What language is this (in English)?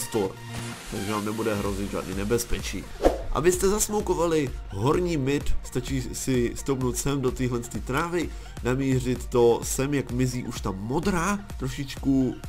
Czech